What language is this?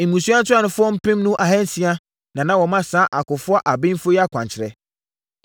Akan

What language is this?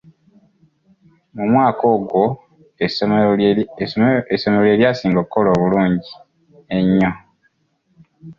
Ganda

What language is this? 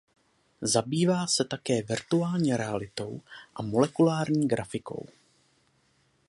Czech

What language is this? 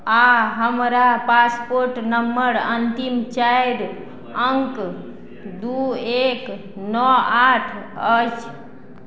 Maithili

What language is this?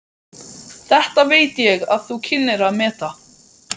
Icelandic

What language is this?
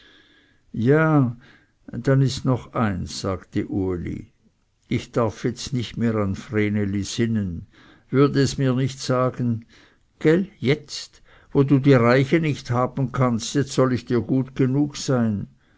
German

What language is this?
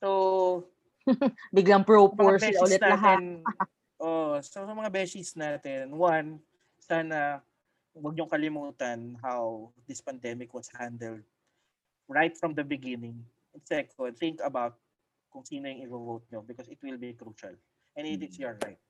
Filipino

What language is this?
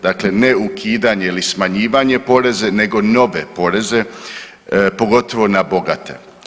Croatian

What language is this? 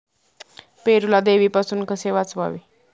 Marathi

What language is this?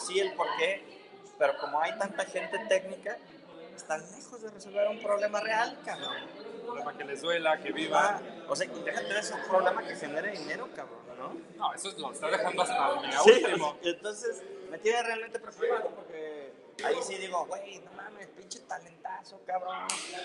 Spanish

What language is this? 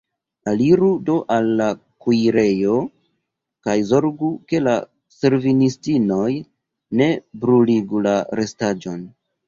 Esperanto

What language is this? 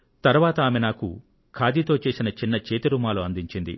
Telugu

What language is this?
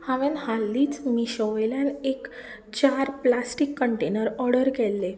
Konkani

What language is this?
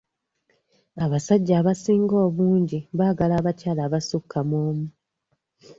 Ganda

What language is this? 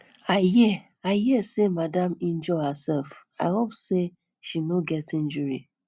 Nigerian Pidgin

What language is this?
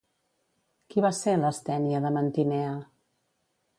Catalan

